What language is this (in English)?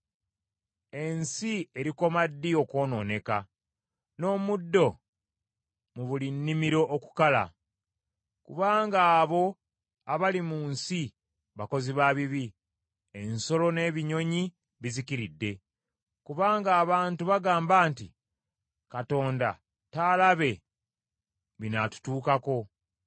Ganda